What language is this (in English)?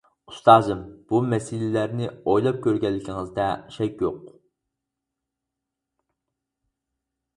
Uyghur